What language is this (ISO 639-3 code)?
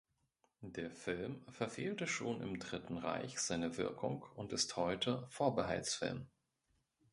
deu